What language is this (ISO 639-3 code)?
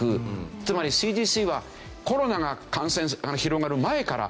jpn